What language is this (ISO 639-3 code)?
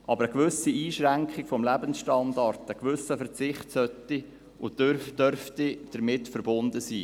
gsw